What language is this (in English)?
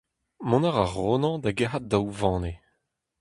Breton